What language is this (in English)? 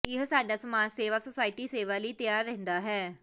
Punjabi